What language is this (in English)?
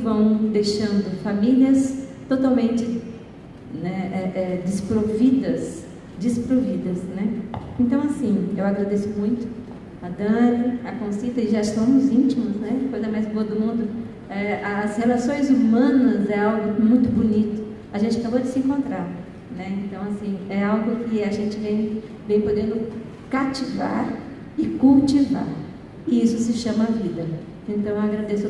Portuguese